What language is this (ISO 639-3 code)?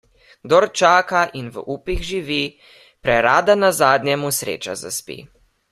slv